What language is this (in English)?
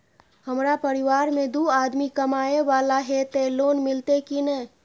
Maithili